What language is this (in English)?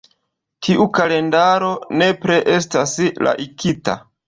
Esperanto